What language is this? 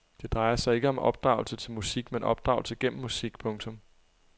Danish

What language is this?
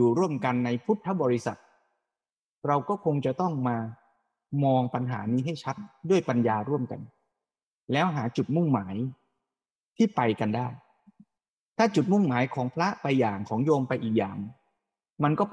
Thai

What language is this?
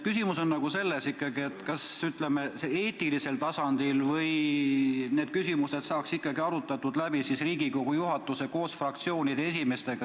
Estonian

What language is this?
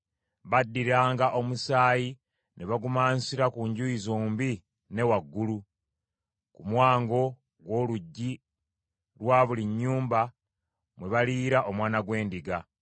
Ganda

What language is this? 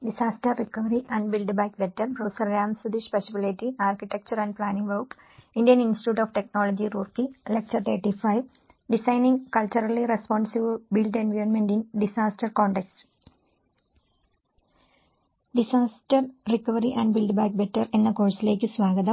Malayalam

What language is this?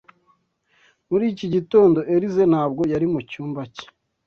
Kinyarwanda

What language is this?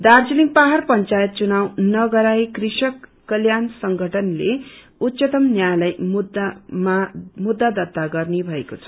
Nepali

